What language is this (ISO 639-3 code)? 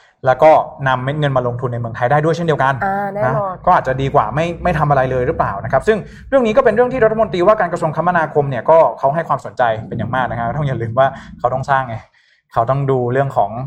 tha